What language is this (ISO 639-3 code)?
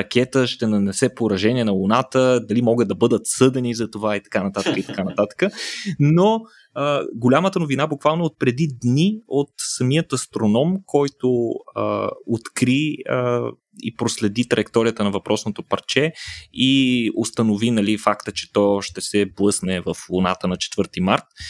bul